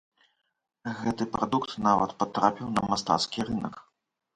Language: Belarusian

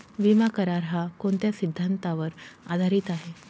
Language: Marathi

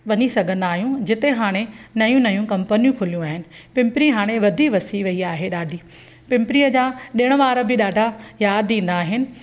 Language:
Sindhi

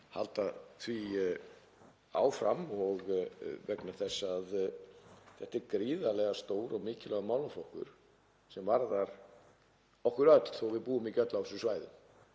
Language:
Icelandic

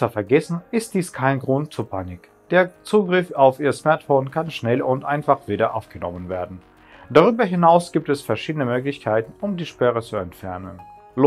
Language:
German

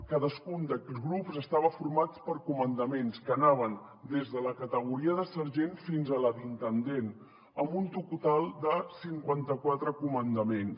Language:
Catalan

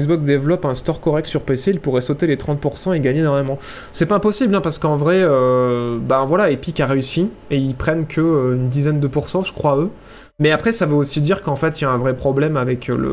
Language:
French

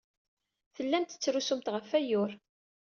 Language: Kabyle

